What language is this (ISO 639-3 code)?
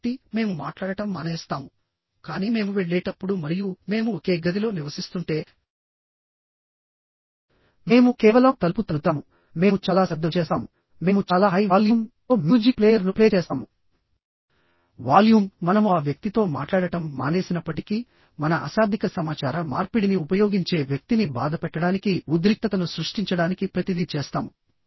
tel